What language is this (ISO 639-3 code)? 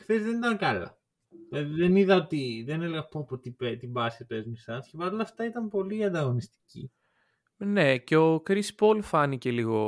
ell